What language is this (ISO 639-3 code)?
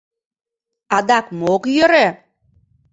chm